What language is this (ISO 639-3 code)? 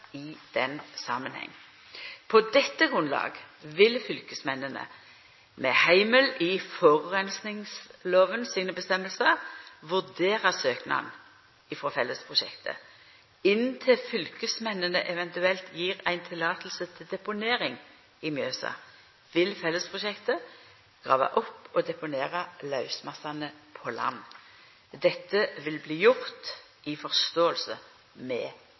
nno